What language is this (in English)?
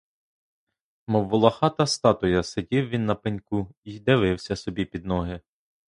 Ukrainian